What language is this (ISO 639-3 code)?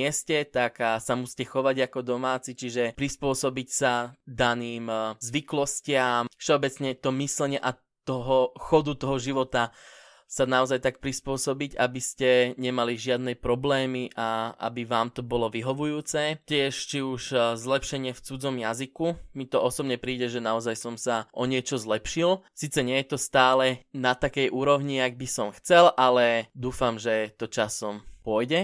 slk